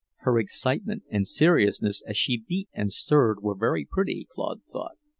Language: English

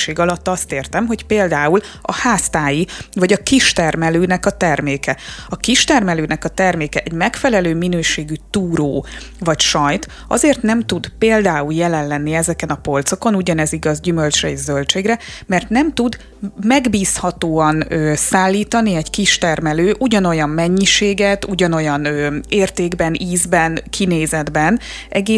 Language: Hungarian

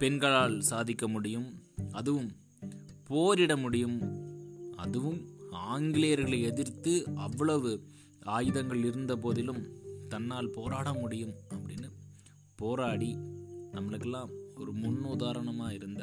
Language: Tamil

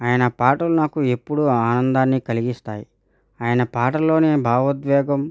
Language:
Telugu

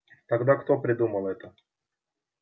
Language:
Russian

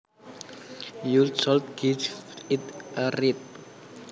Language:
Javanese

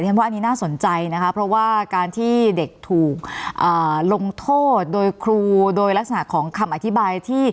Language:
Thai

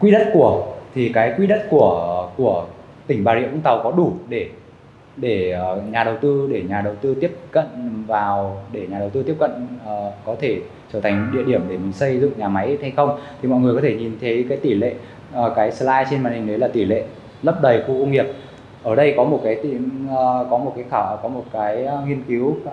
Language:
Vietnamese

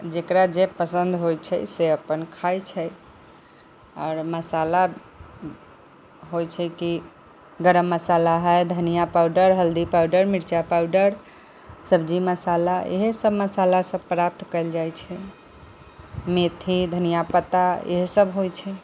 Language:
Maithili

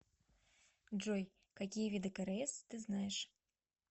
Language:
Russian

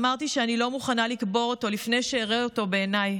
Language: Hebrew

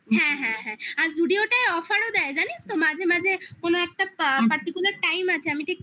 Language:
Bangla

